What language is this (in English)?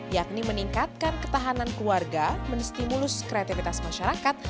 Indonesian